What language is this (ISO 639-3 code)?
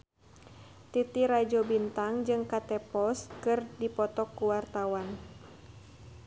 sun